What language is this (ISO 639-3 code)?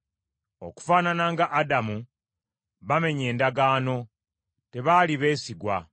lug